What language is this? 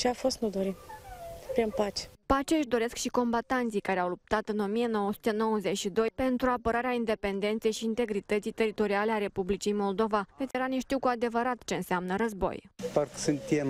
Romanian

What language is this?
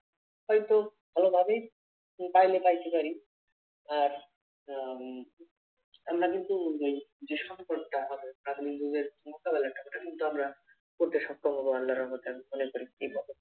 Bangla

